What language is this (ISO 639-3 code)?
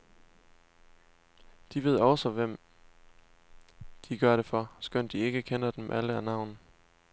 dan